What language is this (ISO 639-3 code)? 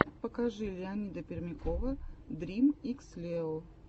rus